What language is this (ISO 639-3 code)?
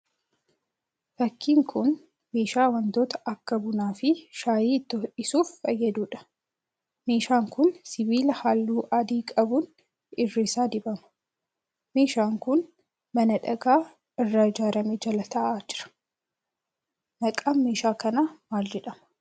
orm